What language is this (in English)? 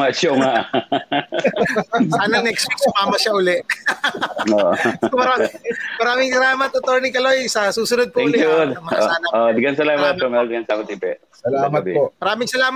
Filipino